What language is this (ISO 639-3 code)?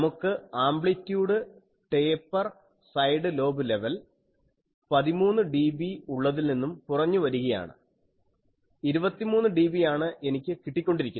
mal